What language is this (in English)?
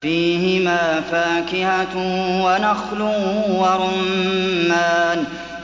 Arabic